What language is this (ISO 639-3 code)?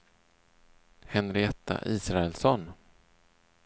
swe